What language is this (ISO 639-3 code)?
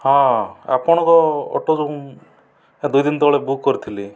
ori